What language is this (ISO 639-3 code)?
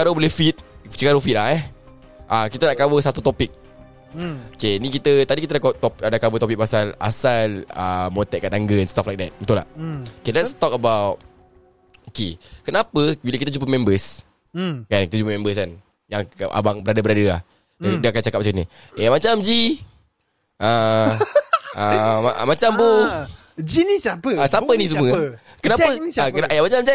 msa